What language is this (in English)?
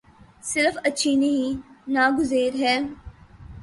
Urdu